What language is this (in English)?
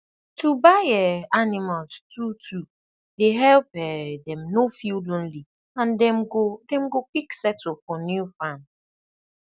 Nigerian Pidgin